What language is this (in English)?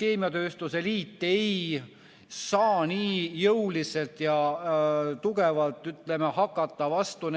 Estonian